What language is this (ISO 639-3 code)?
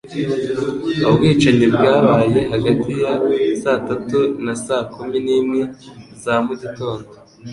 kin